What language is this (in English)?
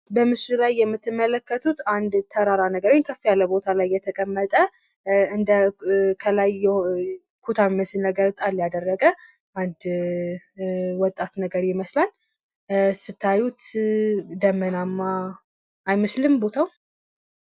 Amharic